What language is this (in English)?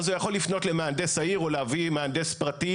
Hebrew